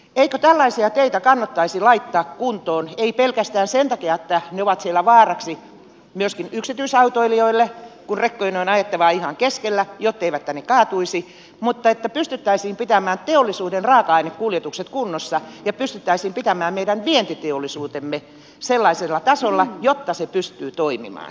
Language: Finnish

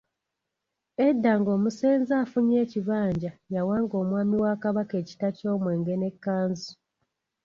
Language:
Ganda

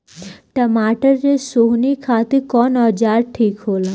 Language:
Bhojpuri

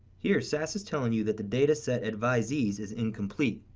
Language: English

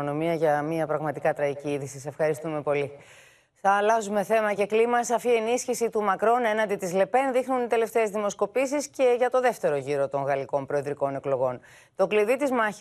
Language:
Greek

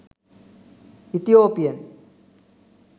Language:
Sinhala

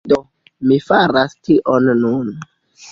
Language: Esperanto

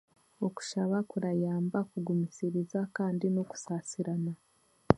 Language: Chiga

